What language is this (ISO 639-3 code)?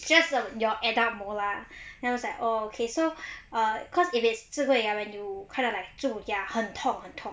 eng